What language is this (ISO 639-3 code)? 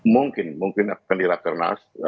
ind